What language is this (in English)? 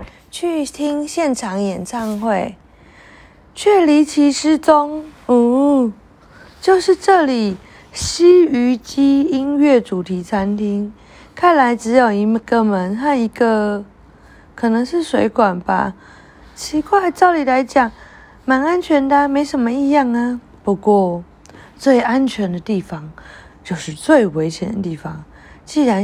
Chinese